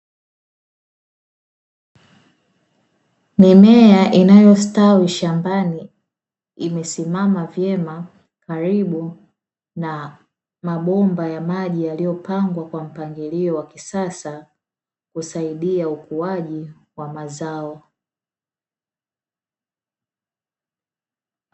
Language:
Swahili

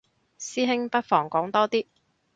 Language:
Cantonese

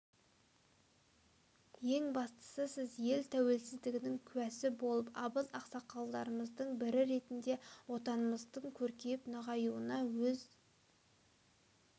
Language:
Kazakh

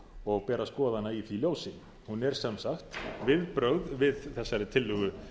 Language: Icelandic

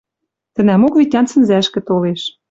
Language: Western Mari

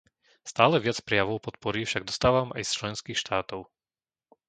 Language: Slovak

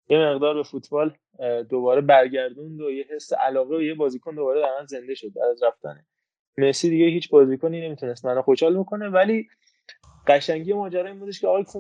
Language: Persian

